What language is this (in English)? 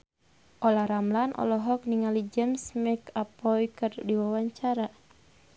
Sundanese